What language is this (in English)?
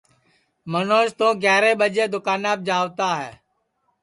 Sansi